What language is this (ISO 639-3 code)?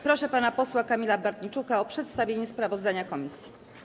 pol